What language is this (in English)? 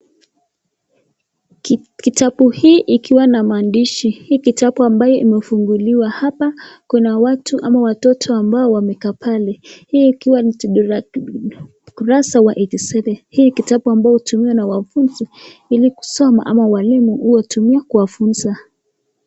Swahili